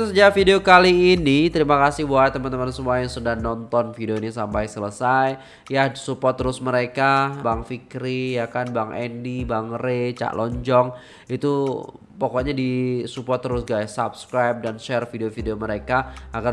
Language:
Indonesian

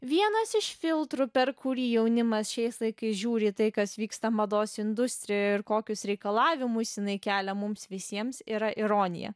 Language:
Lithuanian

